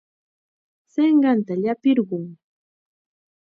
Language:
Chiquián Ancash Quechua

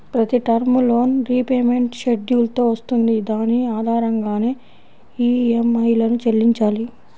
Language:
Telugu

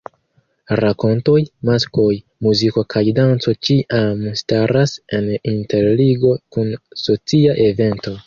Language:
Esperanto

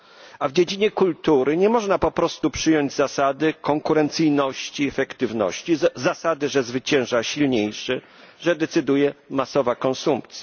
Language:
Polish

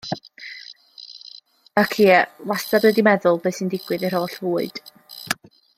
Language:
Welsh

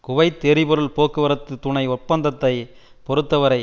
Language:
Tamil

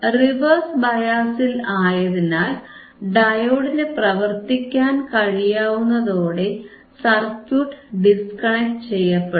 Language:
Malayalam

